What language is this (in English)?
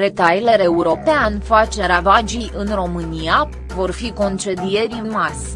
Romanian